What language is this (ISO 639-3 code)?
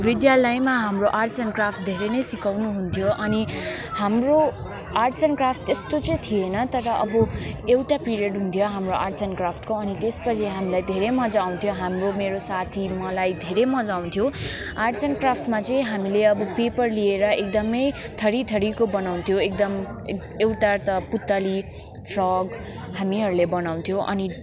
nep